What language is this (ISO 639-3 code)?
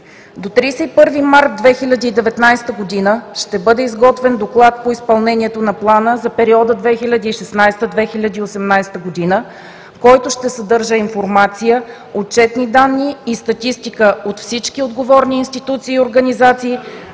bul